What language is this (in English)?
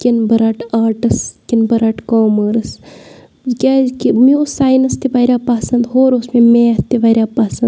Kashmiri